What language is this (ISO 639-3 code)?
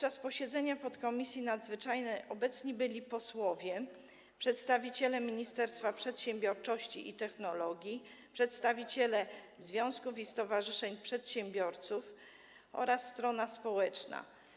pol